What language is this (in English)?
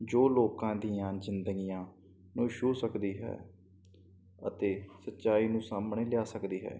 Punjabi